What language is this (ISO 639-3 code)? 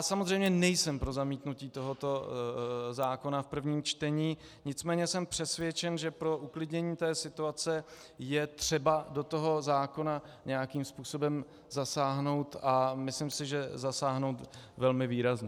ces